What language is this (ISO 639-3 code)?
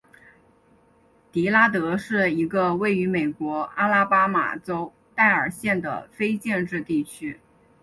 zho